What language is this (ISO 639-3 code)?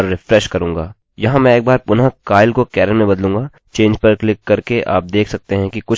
hin